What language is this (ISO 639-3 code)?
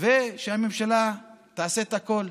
heb